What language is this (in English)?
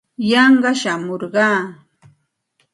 Santa Ana de Tusi Pasco Quechua